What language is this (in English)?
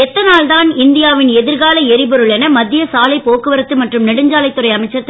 Tamil